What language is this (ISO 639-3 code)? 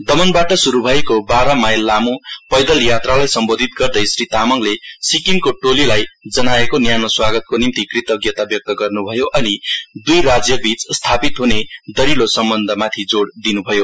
nep